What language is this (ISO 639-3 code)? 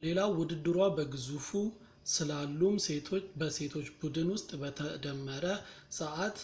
amh